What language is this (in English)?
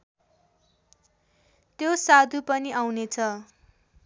Nepali